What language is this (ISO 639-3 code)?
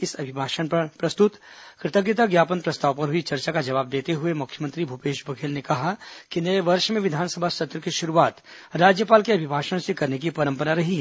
hin